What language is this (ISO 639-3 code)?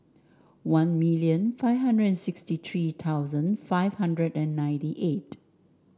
eng